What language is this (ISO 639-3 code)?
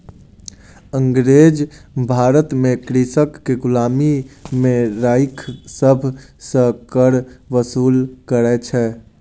mai